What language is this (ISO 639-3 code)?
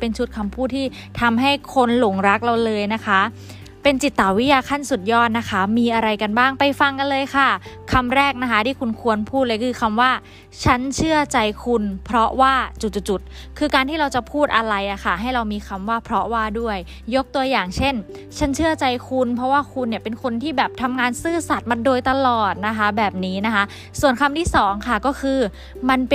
tha